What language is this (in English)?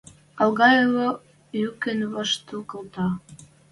Western Mari